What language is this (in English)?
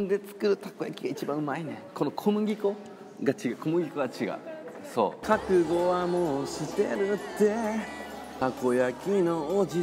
Japanese